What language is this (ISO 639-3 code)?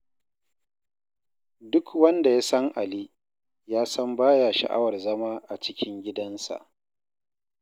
hau